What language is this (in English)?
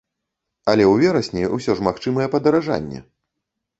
Belarusian